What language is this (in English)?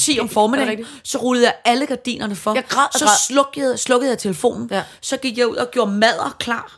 Danish